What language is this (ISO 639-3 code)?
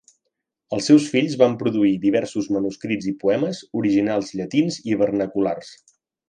cat